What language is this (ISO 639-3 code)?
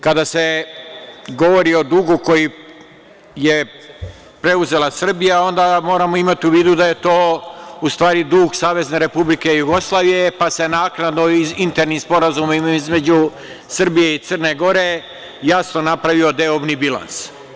srp